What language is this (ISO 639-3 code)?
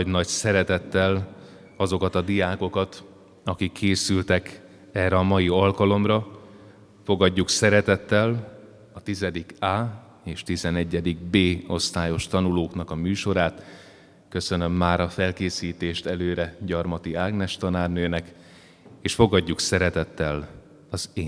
hun